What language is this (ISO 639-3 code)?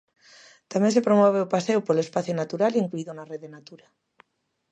glg